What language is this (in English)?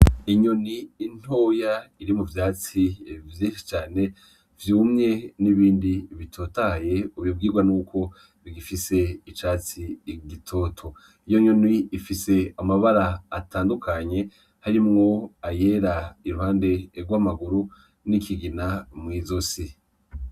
Rundi